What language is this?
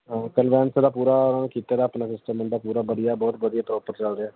Punjabi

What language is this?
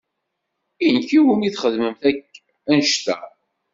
Kabyle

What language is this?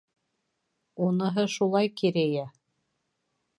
Bashkir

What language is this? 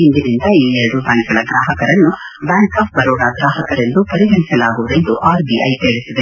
Kannada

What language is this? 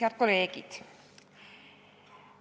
Estonian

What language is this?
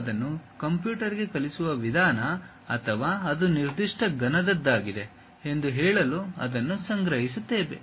Kannada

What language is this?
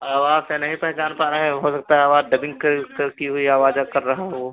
Hindi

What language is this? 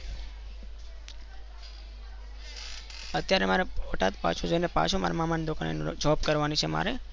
Gujarati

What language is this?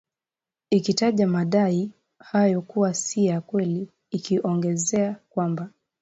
Swahili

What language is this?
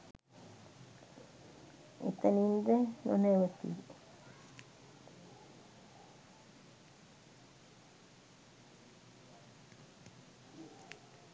Sinhala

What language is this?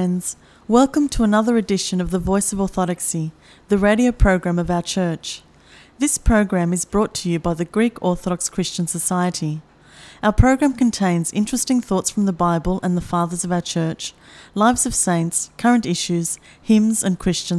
Greek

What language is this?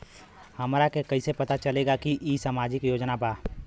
Bhojpuri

